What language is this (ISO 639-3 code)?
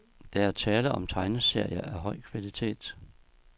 dan